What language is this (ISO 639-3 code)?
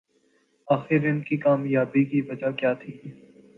urd